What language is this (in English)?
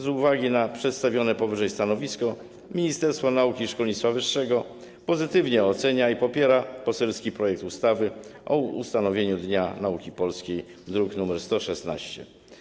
Polish